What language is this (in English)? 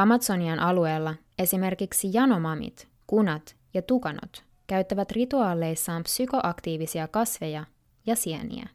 Finnish